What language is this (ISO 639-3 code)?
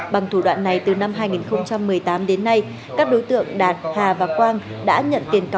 vie